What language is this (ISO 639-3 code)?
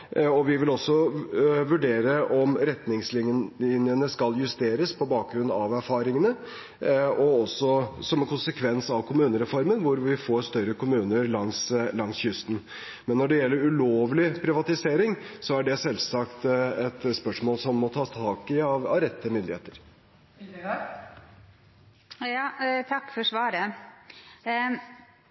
nor